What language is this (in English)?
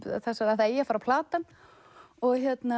Icelandic